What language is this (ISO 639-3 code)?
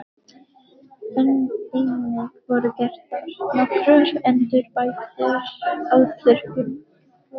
isl